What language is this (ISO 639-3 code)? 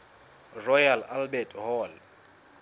sot